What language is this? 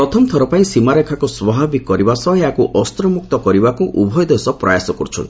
Odia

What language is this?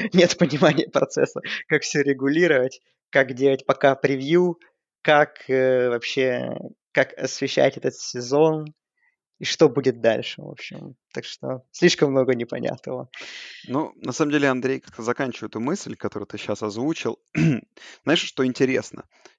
Russian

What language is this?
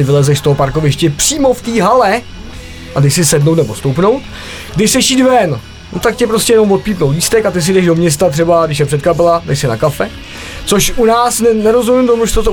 Czech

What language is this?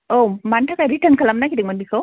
Bodo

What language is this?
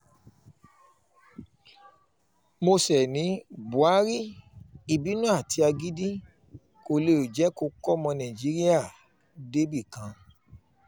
Yoruba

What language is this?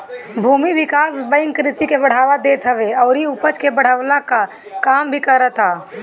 Bhojpuri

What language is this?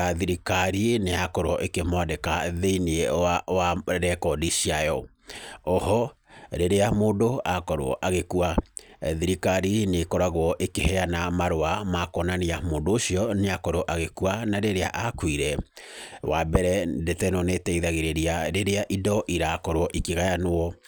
Kikuyu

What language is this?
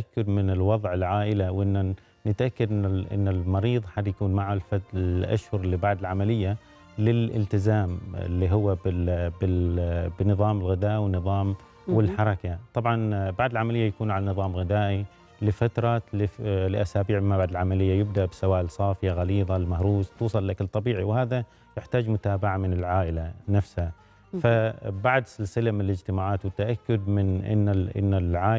Arabic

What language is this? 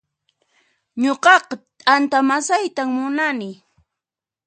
Puno Quechua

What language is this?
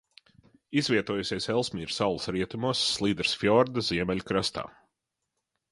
Latvian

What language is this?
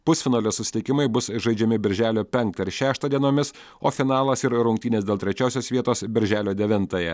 Lithuanian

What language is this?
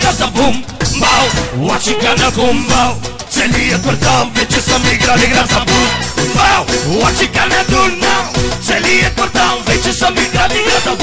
Arabic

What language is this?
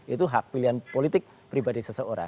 Indonesian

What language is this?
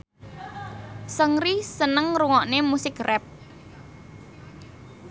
Javanese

